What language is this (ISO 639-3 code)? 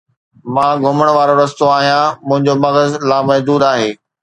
snd